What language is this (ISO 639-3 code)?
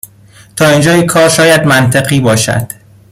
fas